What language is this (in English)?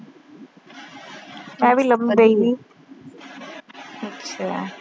Punjabi